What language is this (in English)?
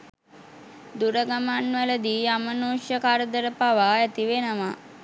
Sinhala